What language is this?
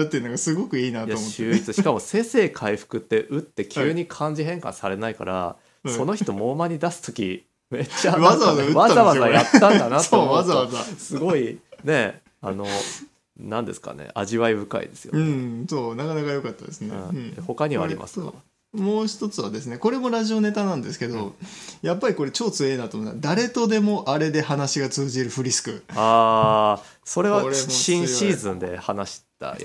Japanese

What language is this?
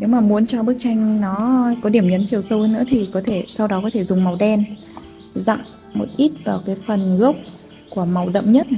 Vietnamese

